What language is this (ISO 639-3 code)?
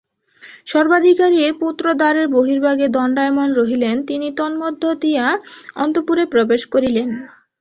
ben